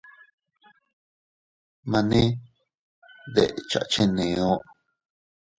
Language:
Teutila Cuicatec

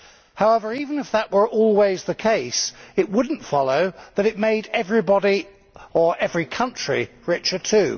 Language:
English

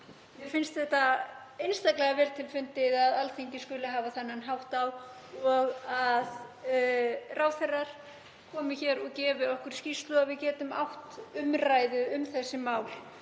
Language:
Icelandic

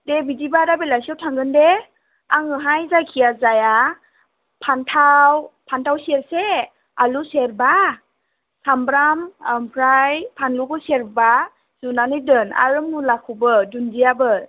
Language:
Bodo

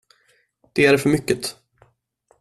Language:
Swedish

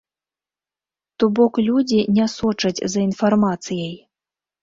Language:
Belarusian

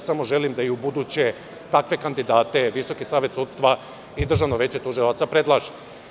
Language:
Serbian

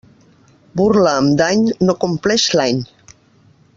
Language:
Catalan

